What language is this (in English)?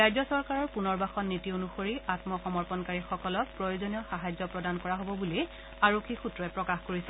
Assamese